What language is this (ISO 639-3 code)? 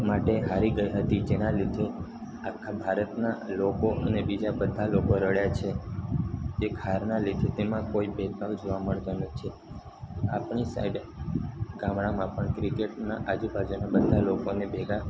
guj